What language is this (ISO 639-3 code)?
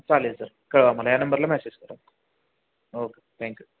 mar